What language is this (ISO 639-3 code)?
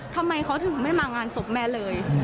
tha